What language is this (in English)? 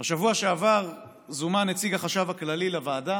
Hebrew